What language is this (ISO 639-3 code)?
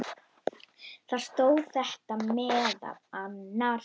isl